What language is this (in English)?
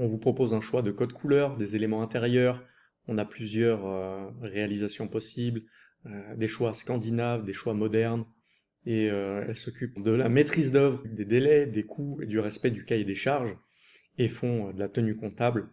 French